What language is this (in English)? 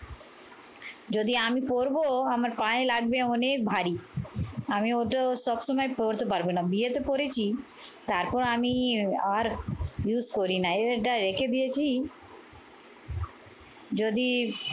Bangla